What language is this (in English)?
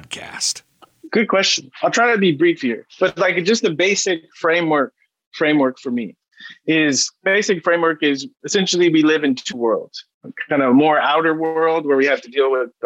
English